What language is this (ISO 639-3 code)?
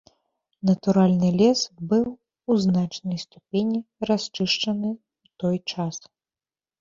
bel